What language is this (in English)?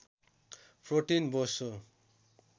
Nepali